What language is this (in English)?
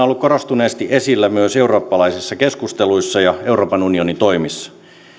Finnish